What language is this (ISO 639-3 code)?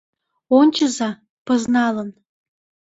chm